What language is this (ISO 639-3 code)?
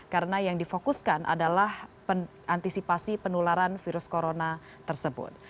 ind